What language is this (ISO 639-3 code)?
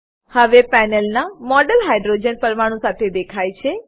guj